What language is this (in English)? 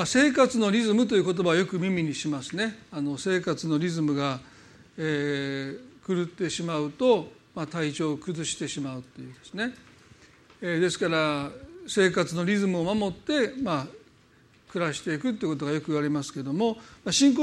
Japanese